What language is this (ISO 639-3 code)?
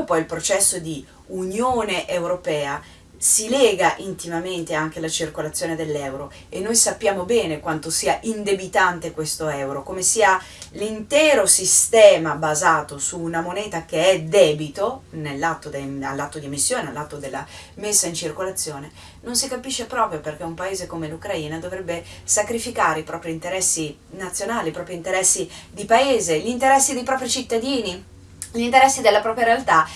ita